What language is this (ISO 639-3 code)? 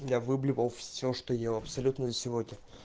rus